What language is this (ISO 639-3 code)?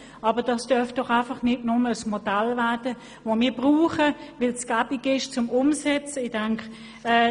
gsw